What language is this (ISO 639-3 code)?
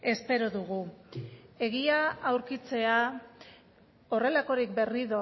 eus